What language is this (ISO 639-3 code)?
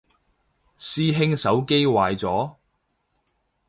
yue